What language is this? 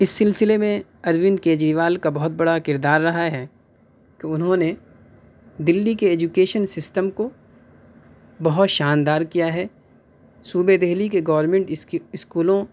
Urdu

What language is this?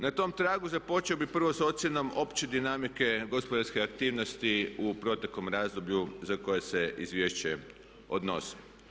Croatian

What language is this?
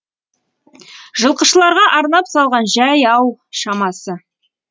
Kazakh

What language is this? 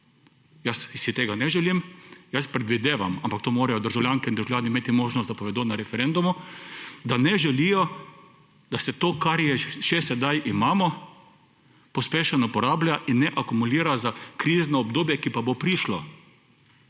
Slovenian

